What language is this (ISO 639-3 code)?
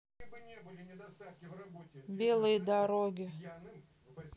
rus